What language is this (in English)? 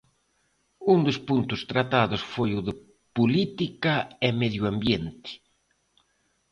Galician